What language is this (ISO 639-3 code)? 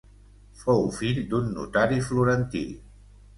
cat